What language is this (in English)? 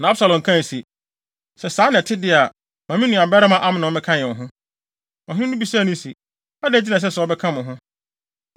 Akan